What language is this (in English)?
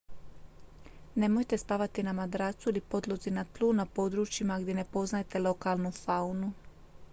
Croatian